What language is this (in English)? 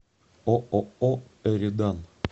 Russian